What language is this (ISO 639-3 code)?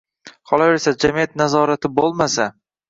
uzb